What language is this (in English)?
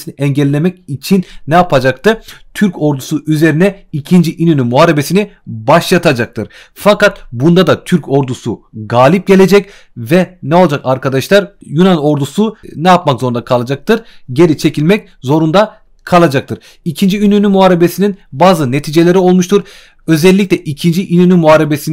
Turkish